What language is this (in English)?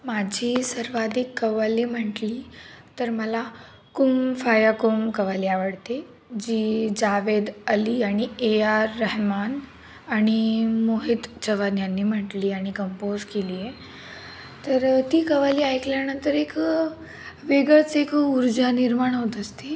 Marathi